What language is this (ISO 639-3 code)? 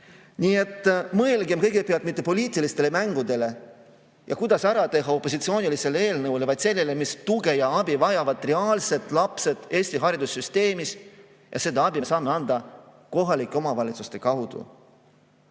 est